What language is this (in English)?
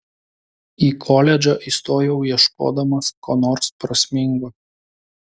Lithuanian